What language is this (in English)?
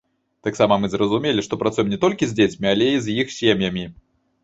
Belarusian